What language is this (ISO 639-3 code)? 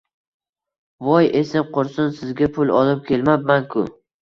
uzb